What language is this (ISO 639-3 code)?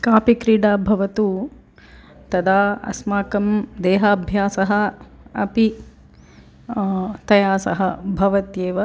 san